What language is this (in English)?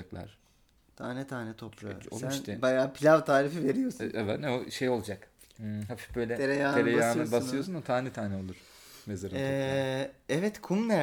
Turkish